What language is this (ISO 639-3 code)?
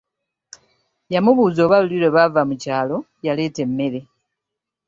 lug